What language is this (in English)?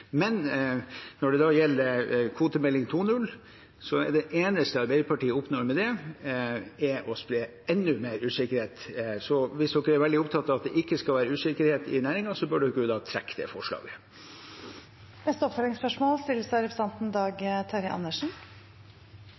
Norwegian